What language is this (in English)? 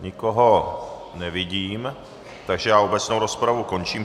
Czech